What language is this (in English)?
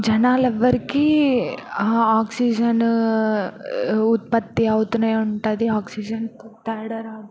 Telugu